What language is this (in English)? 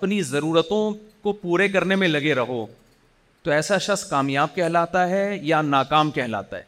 Urdu